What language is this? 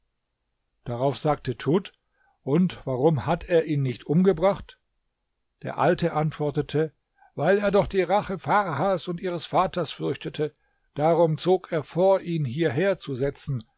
German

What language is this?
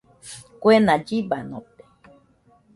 Nüpode Huitoto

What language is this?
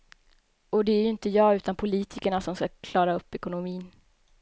Swedish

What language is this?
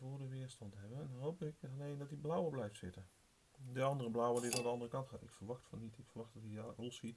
Dutch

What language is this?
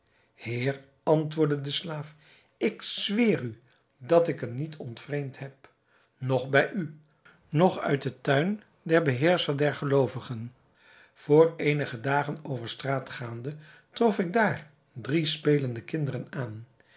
Dutch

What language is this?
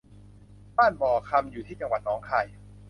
Thai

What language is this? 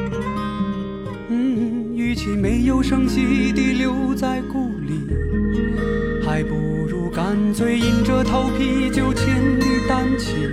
Chinese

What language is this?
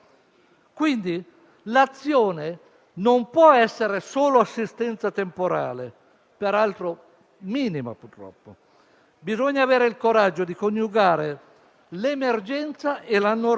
Italian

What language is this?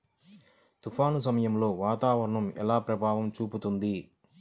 Telugu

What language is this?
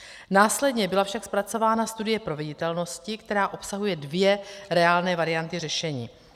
Czech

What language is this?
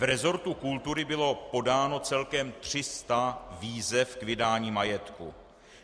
Czech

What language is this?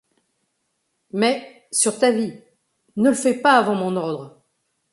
French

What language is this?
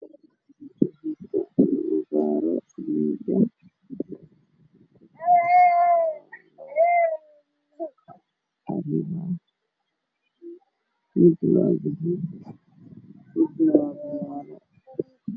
Somali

